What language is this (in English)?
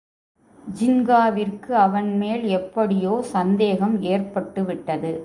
Tamil